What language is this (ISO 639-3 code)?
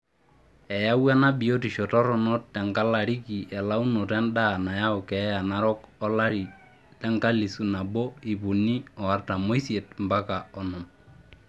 mas